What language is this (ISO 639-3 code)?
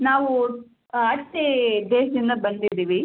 kan